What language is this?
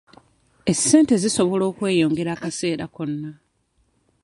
Ganda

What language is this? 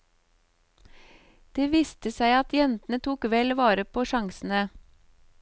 Norwegian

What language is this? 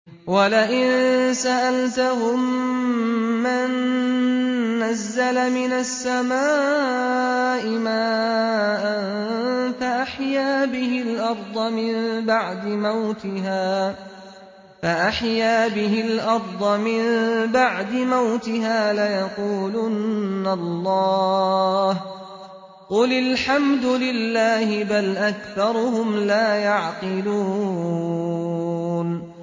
Arabic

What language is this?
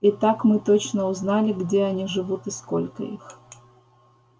Russian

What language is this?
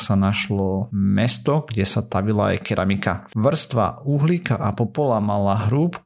Slovak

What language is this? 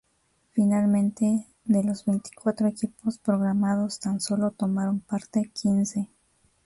Spanish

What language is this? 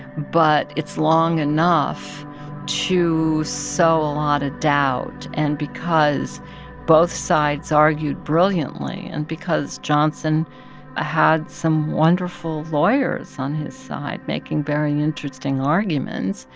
English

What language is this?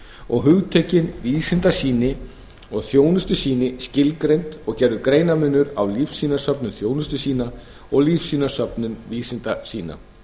Icelandic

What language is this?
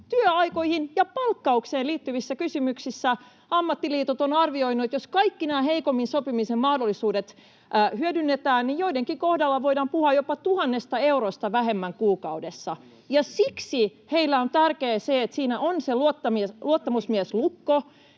Finnish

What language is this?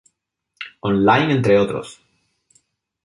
Spanish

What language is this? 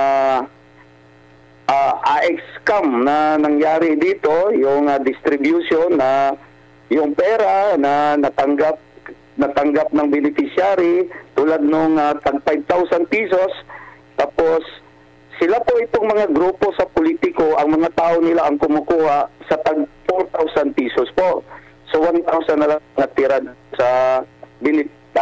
Filipino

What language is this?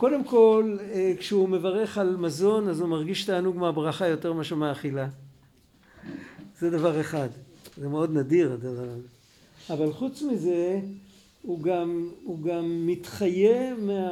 Hebrew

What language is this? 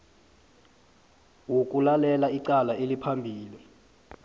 South Ndebele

